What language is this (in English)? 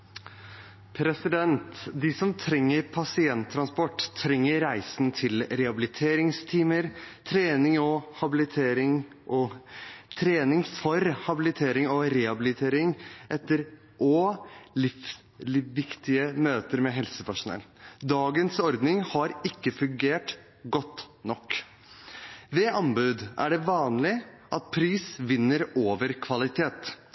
Norwegian